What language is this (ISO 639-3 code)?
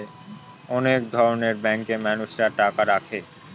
ben